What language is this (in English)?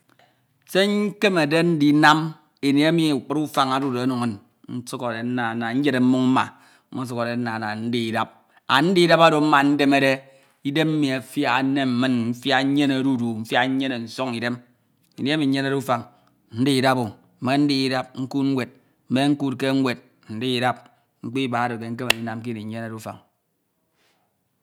Ito